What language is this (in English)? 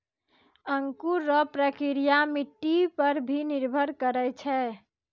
Maithili